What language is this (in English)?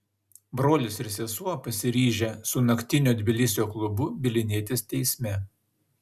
Lithuanian